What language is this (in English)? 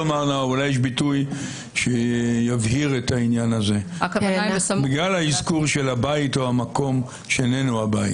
Hebrew